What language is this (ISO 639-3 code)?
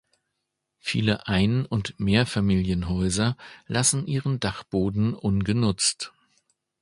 deu